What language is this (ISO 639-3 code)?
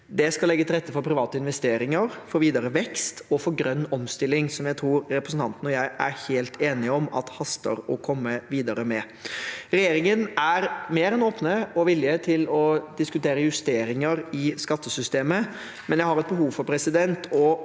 nor